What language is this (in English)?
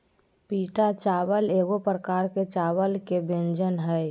Magahi